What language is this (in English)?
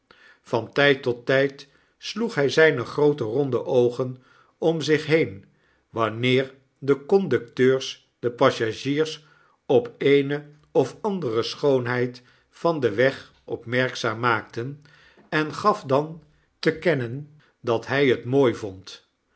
Dutch